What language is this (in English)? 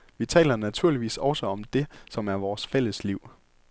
Danish